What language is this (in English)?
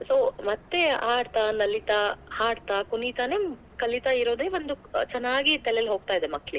Kannada